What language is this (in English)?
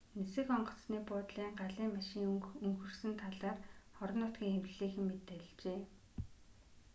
Mongolian